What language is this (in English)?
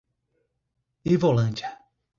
Portuguese